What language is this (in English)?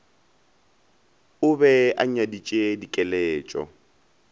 Northern Sotho